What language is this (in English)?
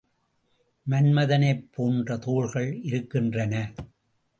Tamil